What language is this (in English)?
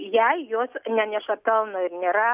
Lithuanian